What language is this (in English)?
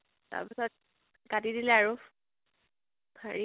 Assamese